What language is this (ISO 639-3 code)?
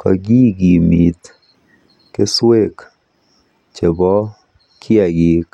kln